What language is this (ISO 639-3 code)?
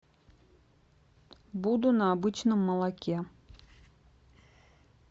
rus